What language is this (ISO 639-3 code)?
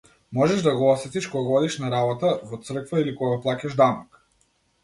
mkd